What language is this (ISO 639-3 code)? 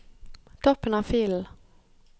nor